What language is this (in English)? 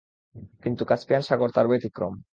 Bangla